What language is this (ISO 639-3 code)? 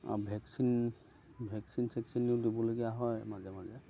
asm